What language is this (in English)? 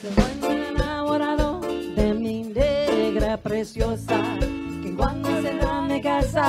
Spanish